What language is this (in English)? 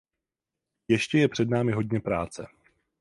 Czech